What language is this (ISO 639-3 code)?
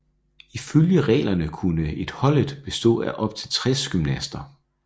dan